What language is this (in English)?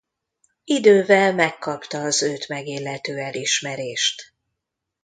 Hungarian